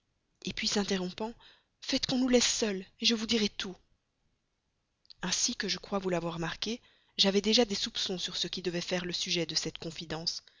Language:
French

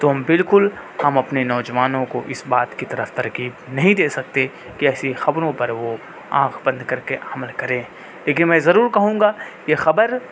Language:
Urdu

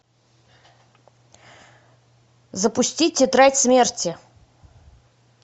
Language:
Russian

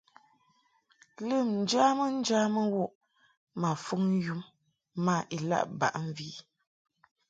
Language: Mungaka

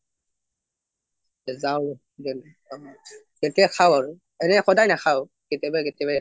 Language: Assamese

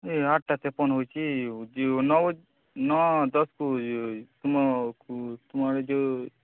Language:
Odia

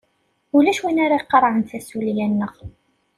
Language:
Kabyle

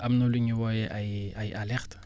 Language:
Wolof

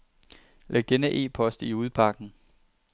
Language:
Danish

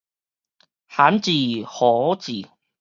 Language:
Min Nan Chinese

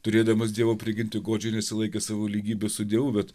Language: Lithuanian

